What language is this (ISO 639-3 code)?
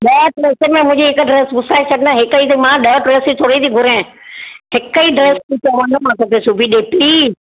snd